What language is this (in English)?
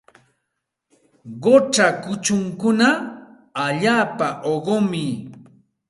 Santa Ana de Tusi Pasco Quechua